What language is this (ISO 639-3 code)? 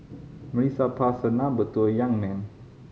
eng